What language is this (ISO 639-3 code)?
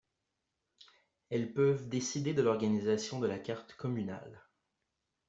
fra